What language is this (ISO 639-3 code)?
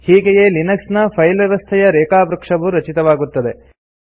kan